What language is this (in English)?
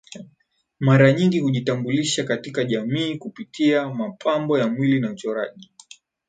Swahili